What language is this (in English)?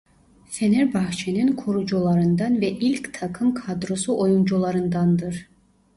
Turkish